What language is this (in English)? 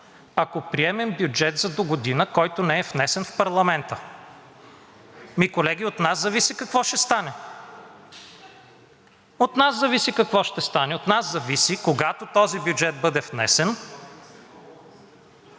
Bulgarian